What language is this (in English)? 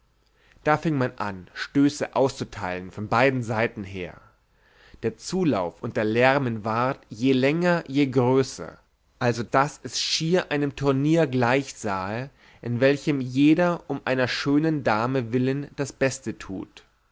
German